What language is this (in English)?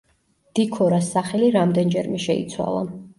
Georgian